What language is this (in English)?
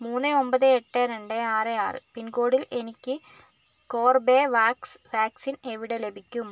Malayalam